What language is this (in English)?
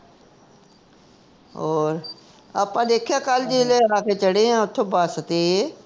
Punjabi